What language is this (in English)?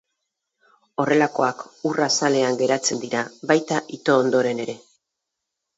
Basque